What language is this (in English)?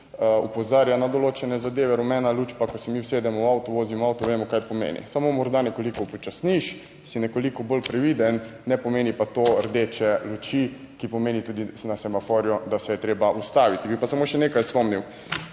Slovenian